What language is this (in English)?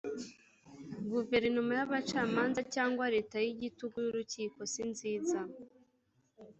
Kinyarwanda